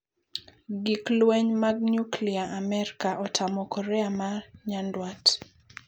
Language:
Luo (Kenya and Tanzania)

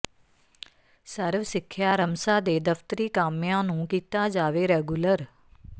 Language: Punjabi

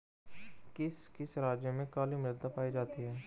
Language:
Hindi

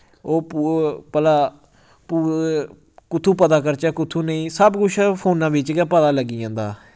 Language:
Dogri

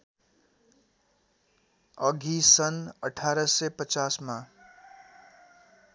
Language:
Nepali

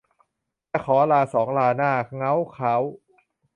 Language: Thai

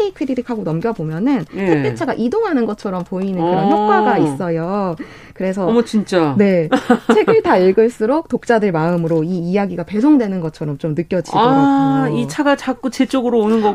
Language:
Korean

